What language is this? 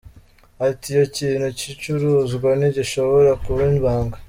Kinyarwanda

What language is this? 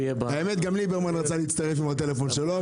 Hebrew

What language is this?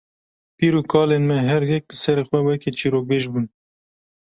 Kurdish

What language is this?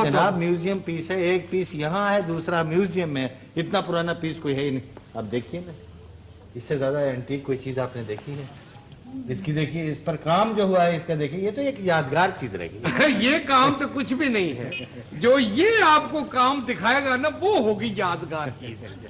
Urdu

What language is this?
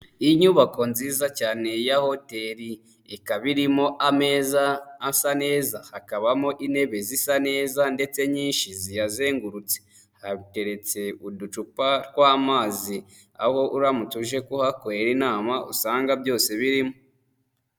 Kinyarwanda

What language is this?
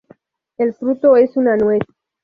Spanish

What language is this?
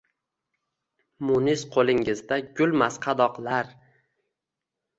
Uzbek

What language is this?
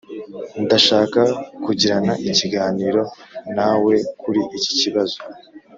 Kinyarwanda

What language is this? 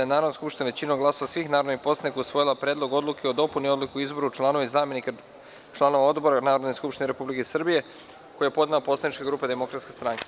Serbian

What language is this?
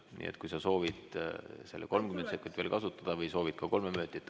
Estonian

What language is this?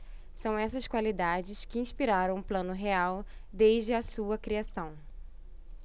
Portuguese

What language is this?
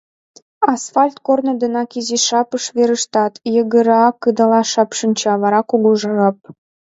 Mari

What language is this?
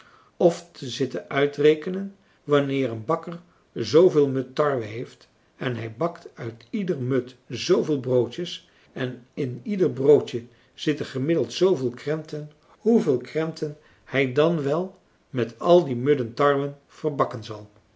Dutch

